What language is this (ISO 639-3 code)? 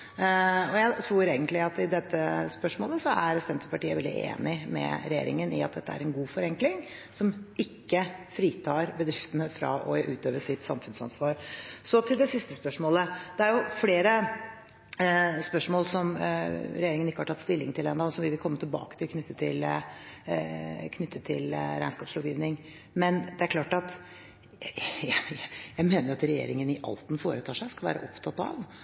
nob